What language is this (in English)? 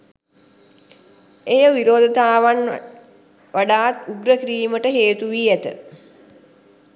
Sinhala